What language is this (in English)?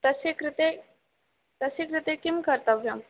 Sanskrit